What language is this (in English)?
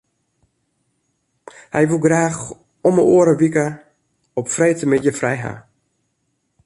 Western Frisian